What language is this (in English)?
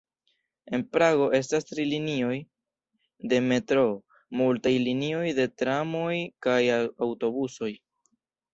Esperanto